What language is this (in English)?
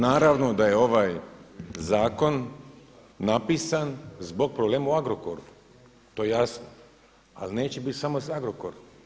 Croatian